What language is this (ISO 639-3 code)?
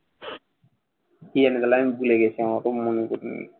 ben